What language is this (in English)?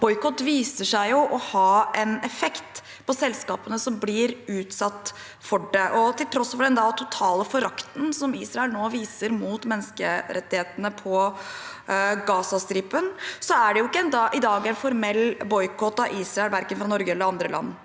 Norwegian